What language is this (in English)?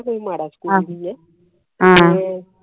Punjabi